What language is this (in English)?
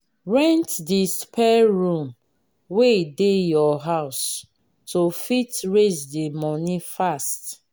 Nigerian Pidgin